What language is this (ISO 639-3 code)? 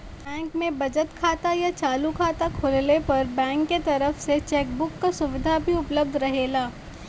bho